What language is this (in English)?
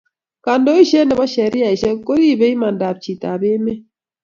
Kalenjin